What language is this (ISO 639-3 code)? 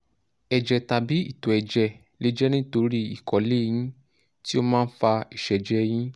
yor